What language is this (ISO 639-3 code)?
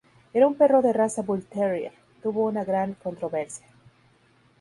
spa